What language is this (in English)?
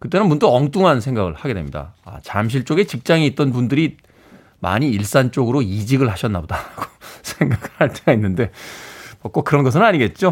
Korean